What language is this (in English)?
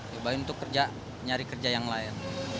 Indonesian